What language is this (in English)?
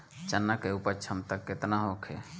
Bhojpuri